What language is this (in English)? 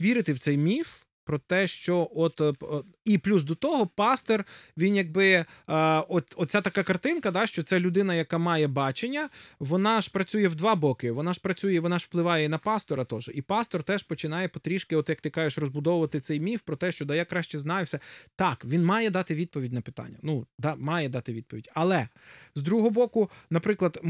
Ukrainian